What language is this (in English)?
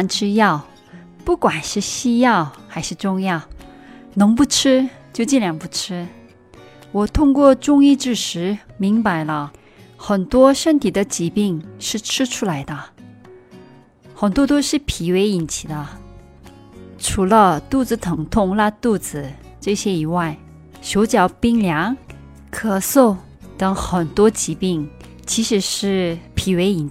Chinese